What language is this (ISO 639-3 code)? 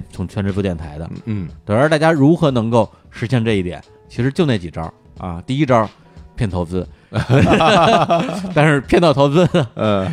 zho